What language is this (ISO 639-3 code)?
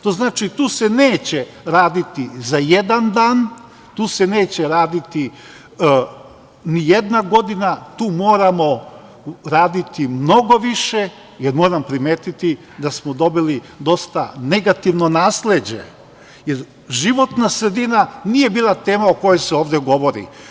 srp